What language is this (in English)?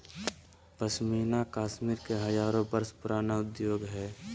Magahi